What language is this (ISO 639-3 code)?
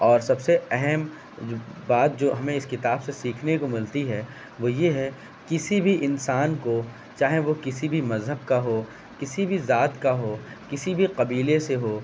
urd